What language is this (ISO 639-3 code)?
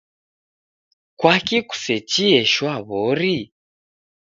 dav